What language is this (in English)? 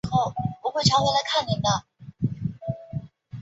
Chinese